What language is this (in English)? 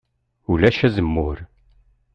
Kabyle